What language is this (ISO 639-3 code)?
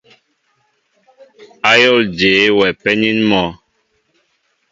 mbo